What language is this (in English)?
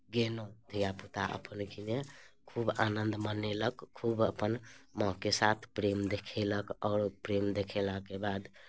Maithili